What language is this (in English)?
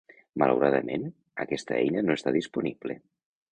Catalan